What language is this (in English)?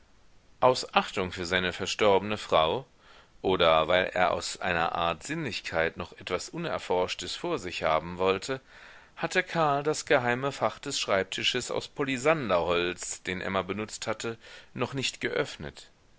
German